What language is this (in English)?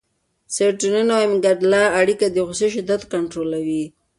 Pashto